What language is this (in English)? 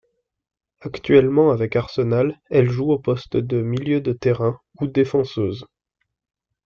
French